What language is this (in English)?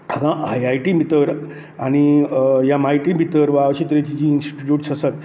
Konkani